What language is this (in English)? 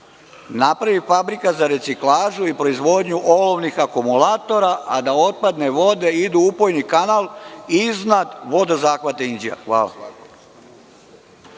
Serbian